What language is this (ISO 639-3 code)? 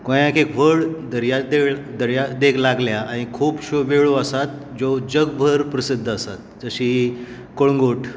kok